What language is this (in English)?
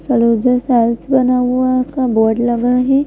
Hindi